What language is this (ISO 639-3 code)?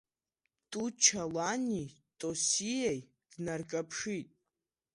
abk